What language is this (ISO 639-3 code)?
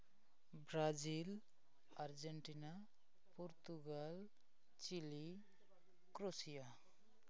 sat